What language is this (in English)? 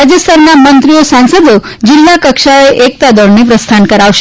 Gujarati